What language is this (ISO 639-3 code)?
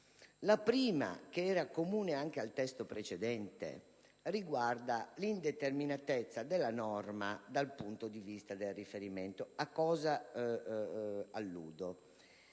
ita